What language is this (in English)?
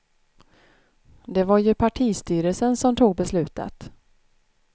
Swedish